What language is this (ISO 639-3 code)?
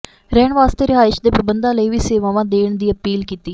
pan